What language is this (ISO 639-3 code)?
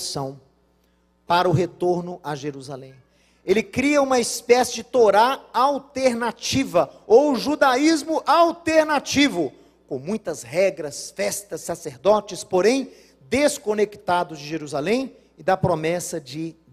por